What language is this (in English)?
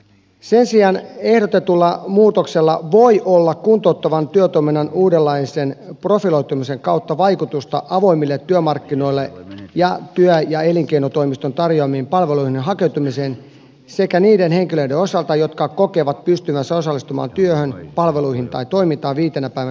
Finnish